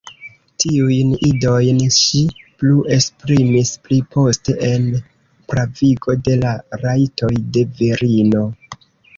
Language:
Esperanto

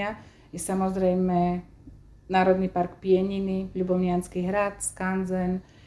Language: Slovak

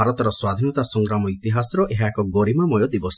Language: Odia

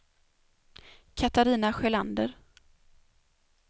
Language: Swedish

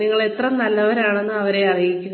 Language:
Malayalam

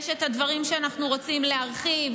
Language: Hebrew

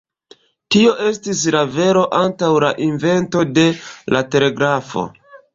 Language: Esperanto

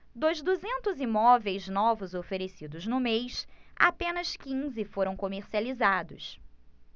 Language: Portuguese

